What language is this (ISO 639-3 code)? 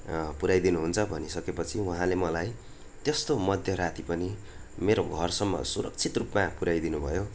nep